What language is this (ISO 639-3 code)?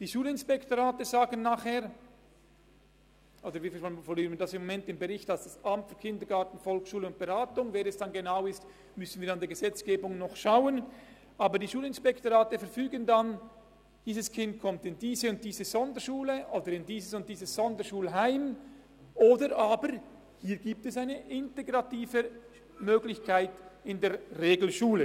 gsw